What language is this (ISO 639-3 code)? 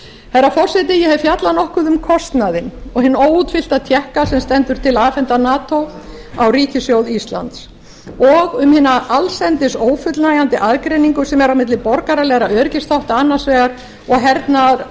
isl